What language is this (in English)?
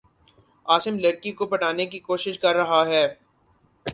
Urdu